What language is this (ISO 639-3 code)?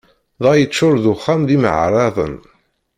kab